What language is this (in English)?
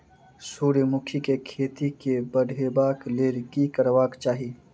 Maithili